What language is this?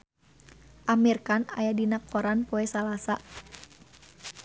Sundanese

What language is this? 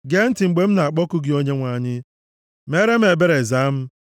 Igbo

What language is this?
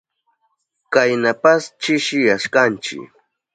Southern Pastaza Quechua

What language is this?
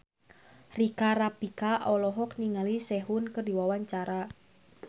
Sundanese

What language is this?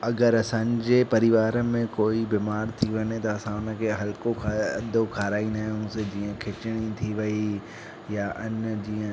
Sindhi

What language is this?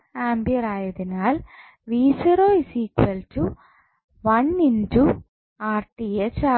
Malayalam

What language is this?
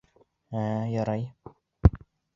Bashkir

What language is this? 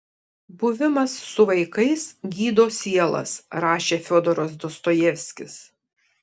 Lithuanian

